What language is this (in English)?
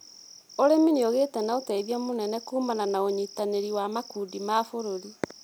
Kikuyu